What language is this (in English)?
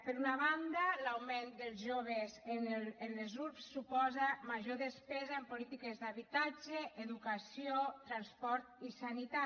Catalan